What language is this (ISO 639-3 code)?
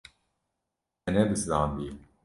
kur